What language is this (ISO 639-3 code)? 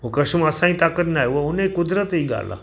snd